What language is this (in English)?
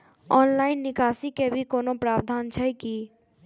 Maithili